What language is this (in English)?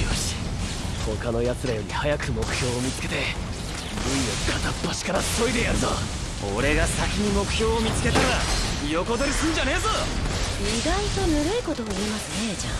Japanese